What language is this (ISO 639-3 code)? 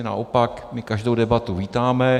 ces